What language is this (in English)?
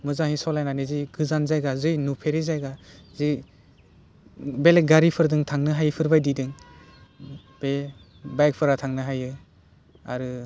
Bodo